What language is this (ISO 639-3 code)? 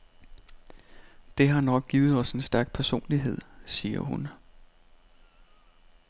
dan